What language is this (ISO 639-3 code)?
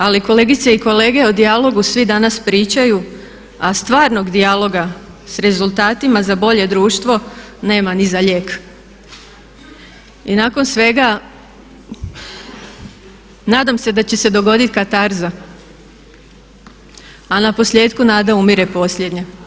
hrv